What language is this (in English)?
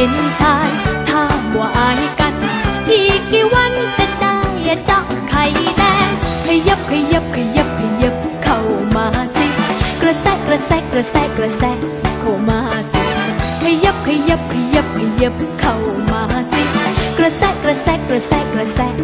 Thai